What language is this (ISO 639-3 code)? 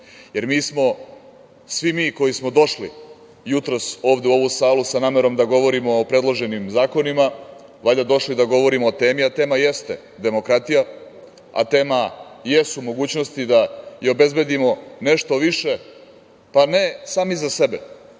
srp